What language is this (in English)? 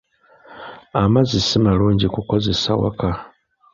Ganda